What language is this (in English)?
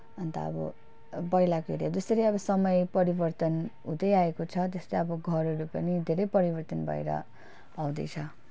Nepali